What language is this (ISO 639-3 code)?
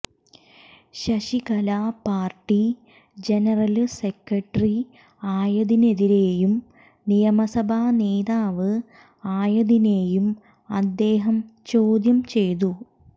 mal